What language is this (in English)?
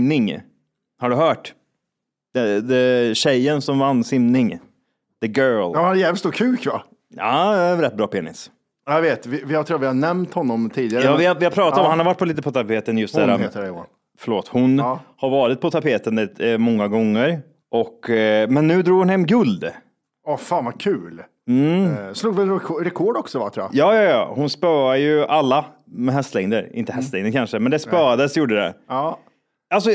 Swedish